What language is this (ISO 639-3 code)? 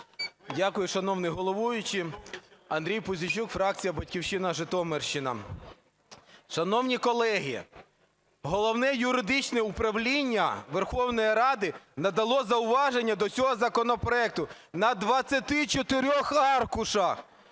ukr